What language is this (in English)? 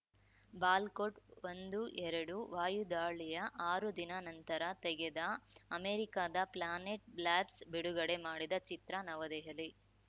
Kannada